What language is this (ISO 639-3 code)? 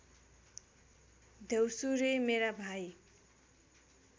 nep